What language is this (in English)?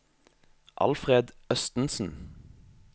Norwegian